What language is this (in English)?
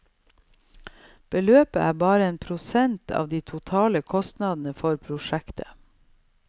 Norwegian